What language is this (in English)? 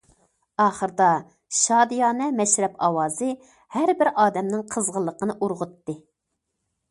Uyghur